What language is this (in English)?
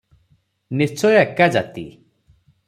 Odia